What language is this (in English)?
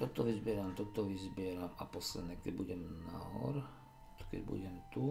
Slovak